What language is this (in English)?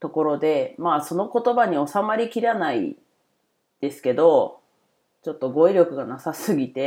Japanese